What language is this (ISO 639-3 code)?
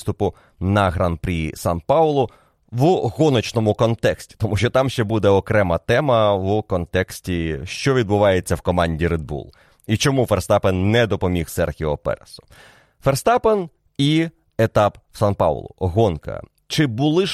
ukr